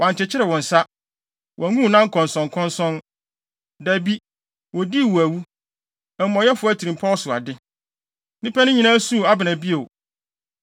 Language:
Akan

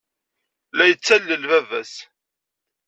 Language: Kabyle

